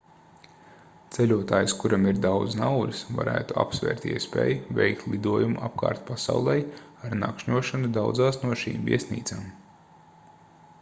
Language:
Latvian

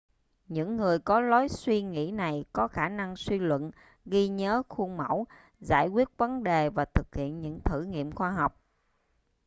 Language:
Vietnamese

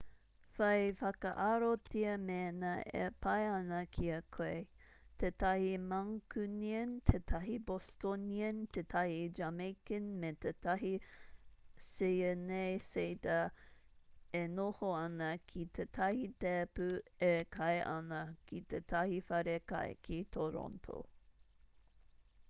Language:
Māori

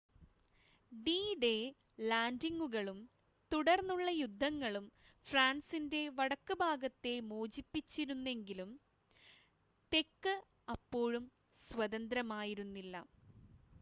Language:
Malayalam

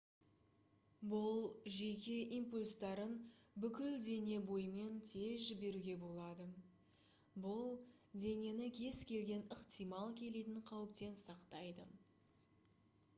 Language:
Kazakh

